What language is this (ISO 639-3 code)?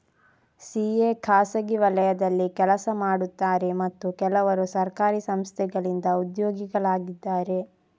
kan